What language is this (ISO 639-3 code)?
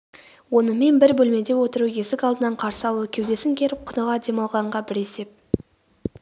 kaz